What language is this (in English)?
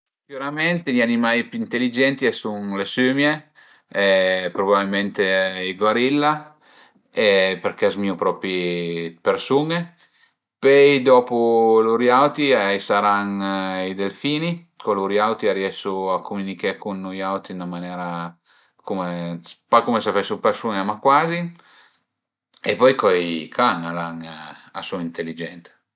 Piedmontese